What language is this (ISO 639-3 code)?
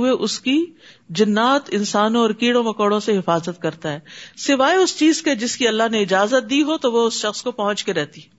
urd